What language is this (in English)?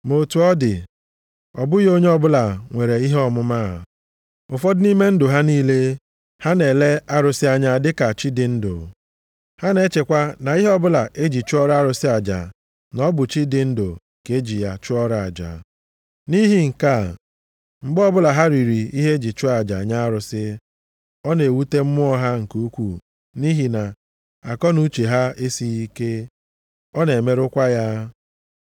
Igbo